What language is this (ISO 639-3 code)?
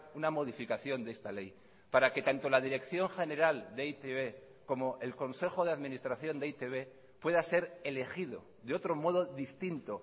spa